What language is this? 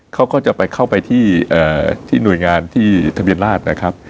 Thai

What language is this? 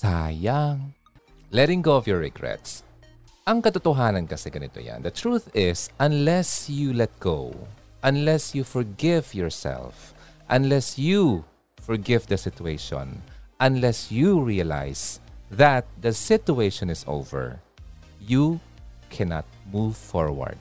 Filipino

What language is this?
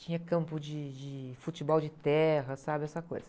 Portuguese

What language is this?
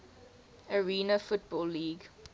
English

